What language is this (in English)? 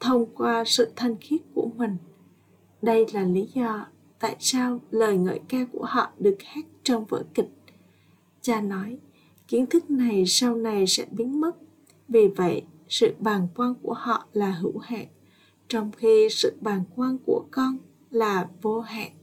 Vietnamese